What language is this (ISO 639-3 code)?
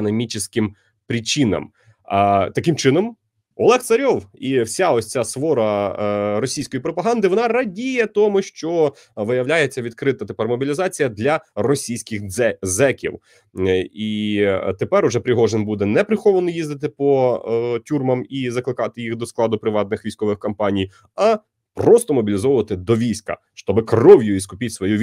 ukr